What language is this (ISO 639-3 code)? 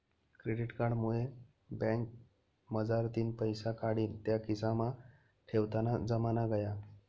mar